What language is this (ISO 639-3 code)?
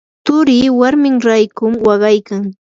qur